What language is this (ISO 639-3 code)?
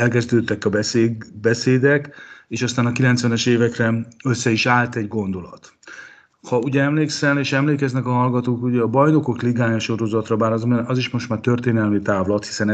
hun